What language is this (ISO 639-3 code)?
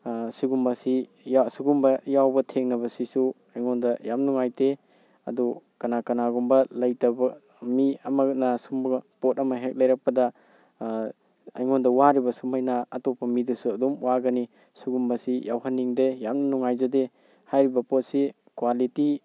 mni